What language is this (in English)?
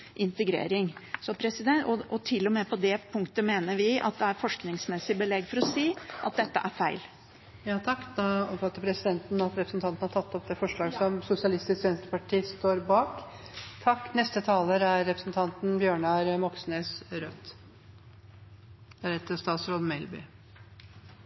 Norwegian